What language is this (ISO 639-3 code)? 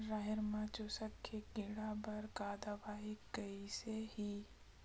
hne